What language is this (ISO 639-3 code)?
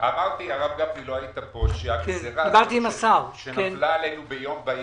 heb